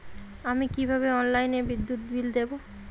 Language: Bangla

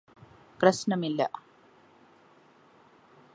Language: Malayalam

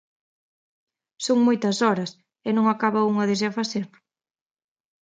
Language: Galician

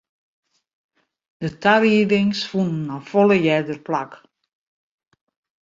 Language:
Western Frisian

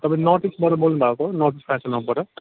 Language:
Nepali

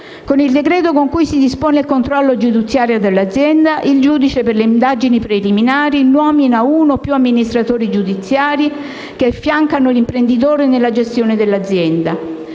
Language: Italian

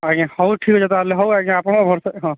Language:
Odia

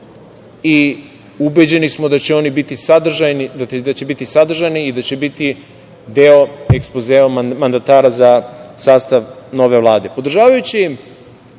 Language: Serbian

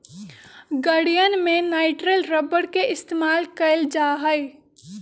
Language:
Magahi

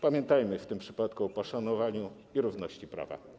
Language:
Polish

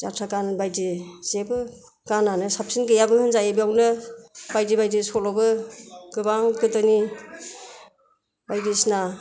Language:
Bodo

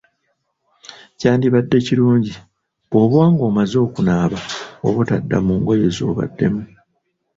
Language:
Ganda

